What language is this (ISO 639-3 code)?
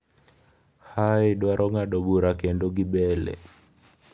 luo